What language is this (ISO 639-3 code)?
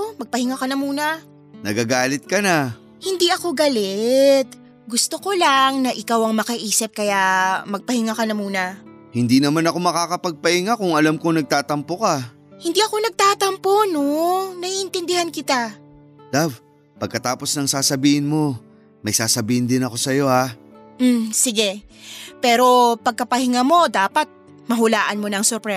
fil